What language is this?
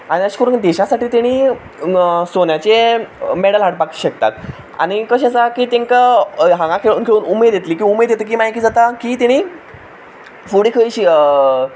Konkani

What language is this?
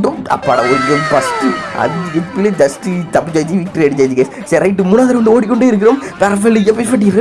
Indonesian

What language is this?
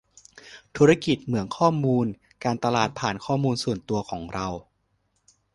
Thai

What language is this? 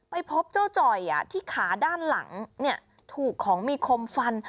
Thai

